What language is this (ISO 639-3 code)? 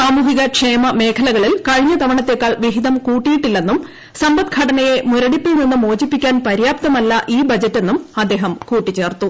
mal